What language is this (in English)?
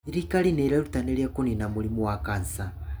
Kikuyu